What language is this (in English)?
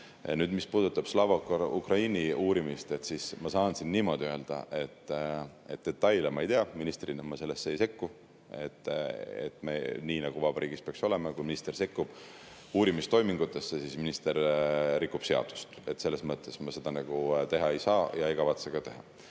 Estonian